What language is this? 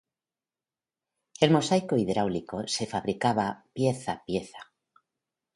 Spanish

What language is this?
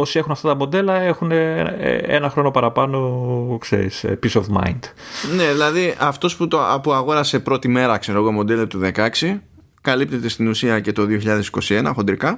Greek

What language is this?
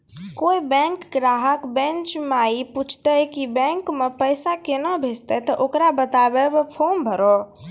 Maithili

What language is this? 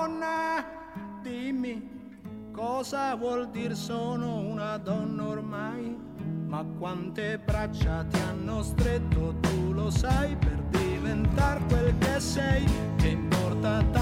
Italian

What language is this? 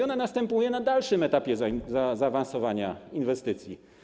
Polish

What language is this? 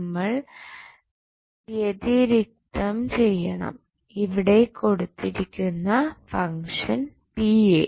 Malayalam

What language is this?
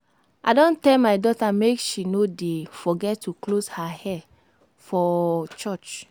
Nigerian Pidgin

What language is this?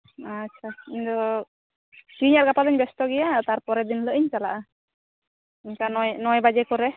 Santali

